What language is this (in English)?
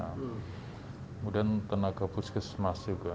Indonesian